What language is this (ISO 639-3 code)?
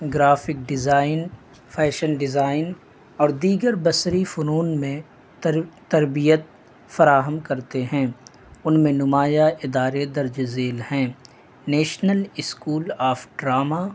urd